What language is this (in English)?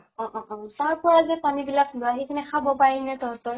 Assamese